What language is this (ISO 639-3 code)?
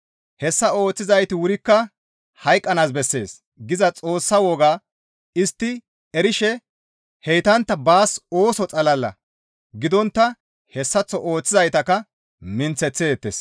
gmv